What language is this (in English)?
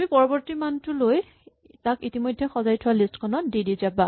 Assamese